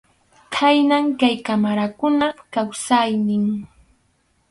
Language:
Arequipa-La Unión Quechua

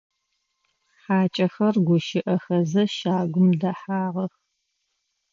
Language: Adyghe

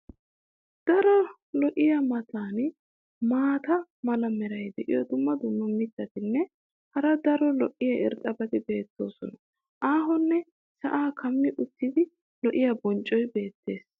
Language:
Wolaytta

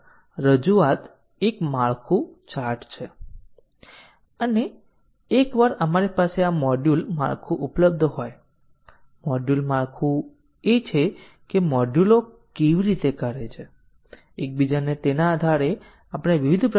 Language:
Gujarati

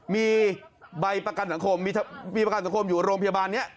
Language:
Thai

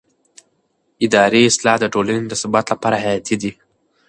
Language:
Pashto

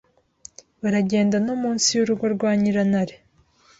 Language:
Kinyarwanda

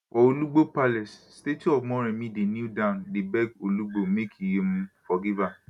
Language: Nigerian Pidgin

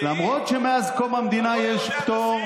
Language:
Hebrew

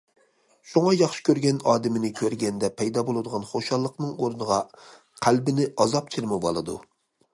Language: Uyghur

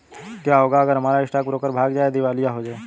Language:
Hindi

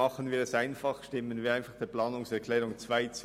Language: Swiss German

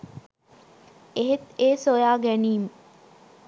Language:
Sinhala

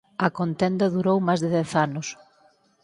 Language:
Galician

